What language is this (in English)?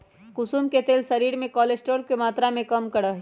Magahi